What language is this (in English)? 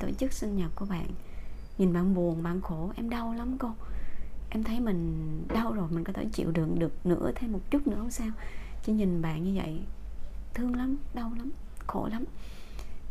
Vietnamese